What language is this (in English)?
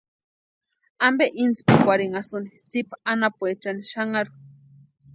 Western Highland Purepecha